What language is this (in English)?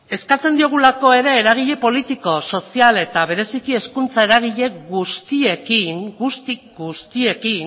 Basque